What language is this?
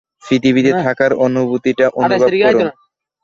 Bangla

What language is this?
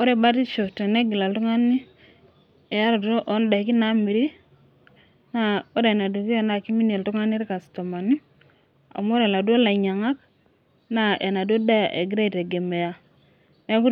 Masai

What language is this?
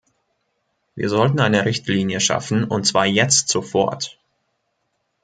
German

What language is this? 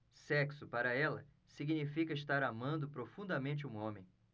Portuguese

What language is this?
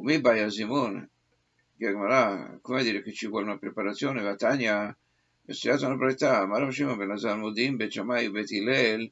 Italian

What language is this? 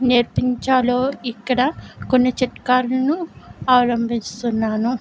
Telugu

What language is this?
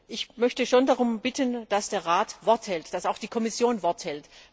German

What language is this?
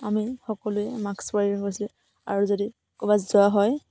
Assamese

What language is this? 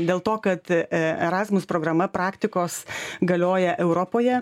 Lithuanian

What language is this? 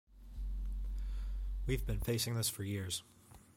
English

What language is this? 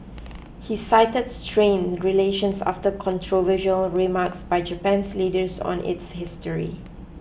English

